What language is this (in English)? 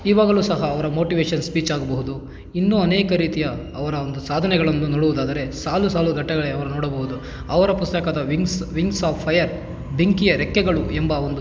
Kannada